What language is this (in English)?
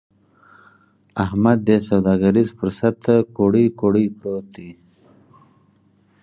Pashto